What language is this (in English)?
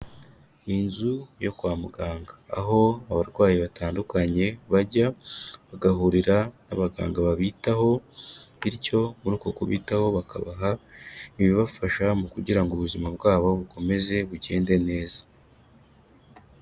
Kinyarwanda